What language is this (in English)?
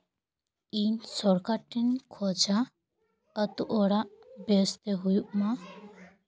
Santali